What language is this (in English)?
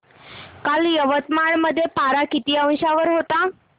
Marathi